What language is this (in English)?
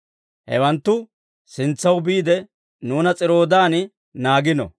Dawro